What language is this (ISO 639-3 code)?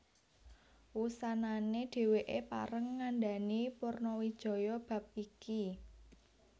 jav